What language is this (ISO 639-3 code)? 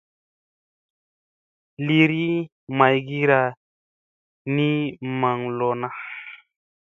mse